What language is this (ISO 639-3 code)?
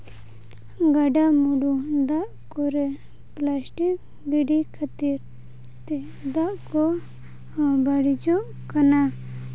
sat